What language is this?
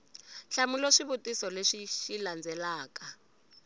Tsonga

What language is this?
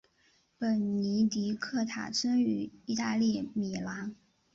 Chinese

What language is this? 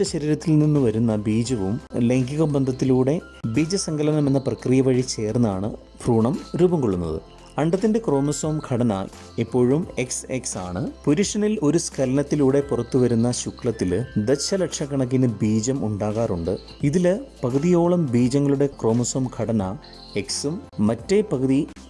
Malayalam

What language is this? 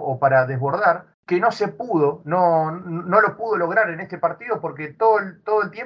Spanish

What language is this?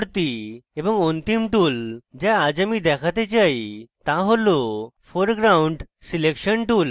Bangla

